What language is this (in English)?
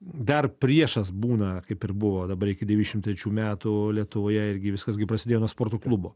Lithuanian